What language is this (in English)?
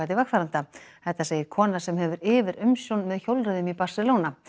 Icelandic